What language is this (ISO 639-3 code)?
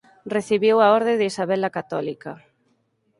glg